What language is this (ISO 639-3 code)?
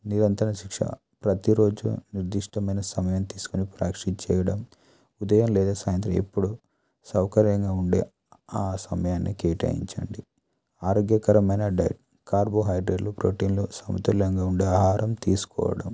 tel